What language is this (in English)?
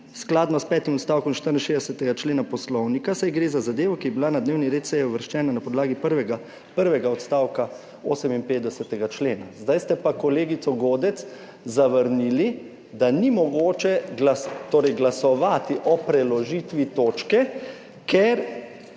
Slovenian